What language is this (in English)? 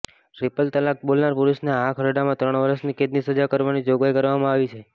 Gujarati